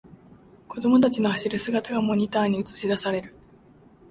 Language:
Japanese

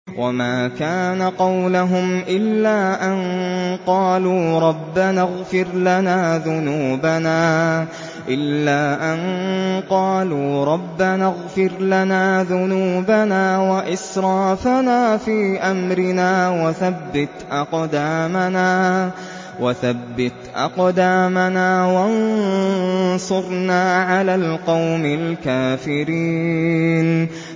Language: Arabic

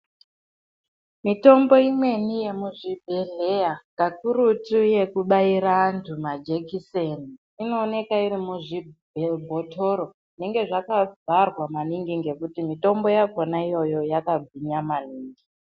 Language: Ndau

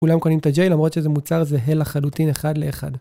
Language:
Hebrew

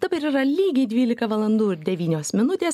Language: Lithuanian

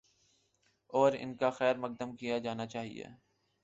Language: Urdu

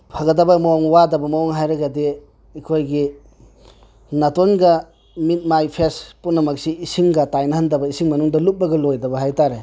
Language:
Manipuri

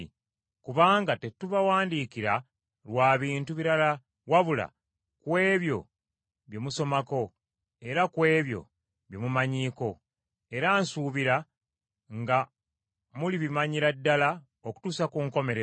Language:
Ganda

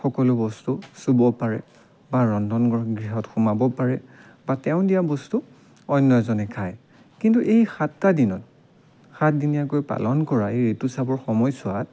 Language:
Assamese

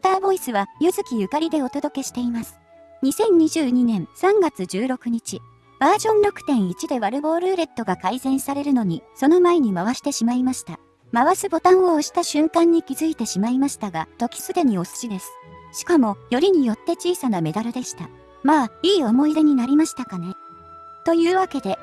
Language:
Japanese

